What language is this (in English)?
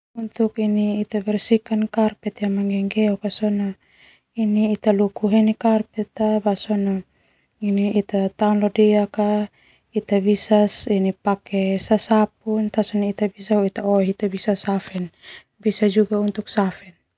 Termanu